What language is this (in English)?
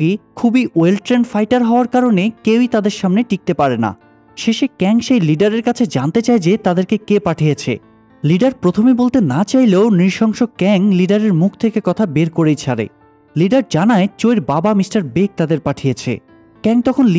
Bangla